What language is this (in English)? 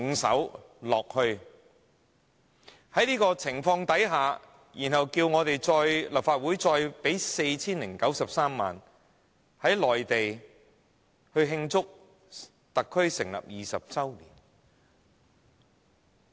Cantonese